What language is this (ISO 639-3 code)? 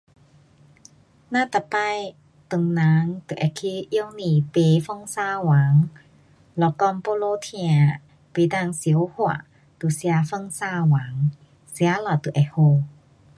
cpx